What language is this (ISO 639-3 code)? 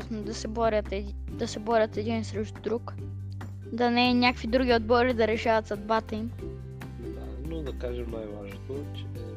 bul